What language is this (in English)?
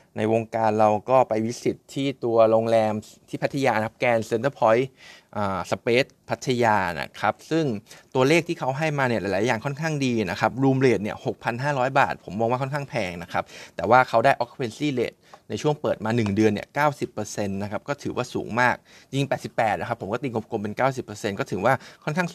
Thai